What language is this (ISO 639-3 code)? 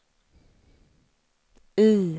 swe